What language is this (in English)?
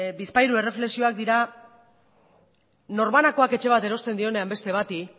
Basque